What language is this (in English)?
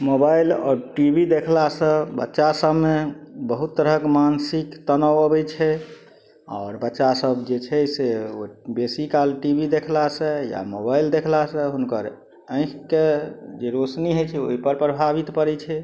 Maithili